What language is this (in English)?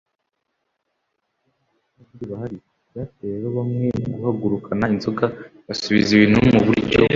Kinyarwanda